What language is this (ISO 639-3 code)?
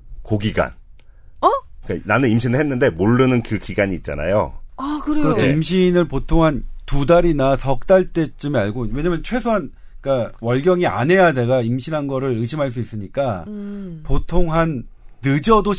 kor